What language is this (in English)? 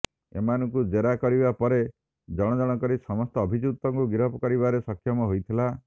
Odia